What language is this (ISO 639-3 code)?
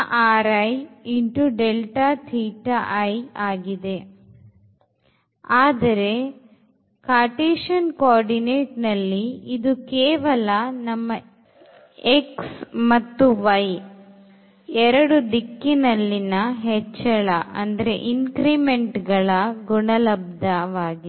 kan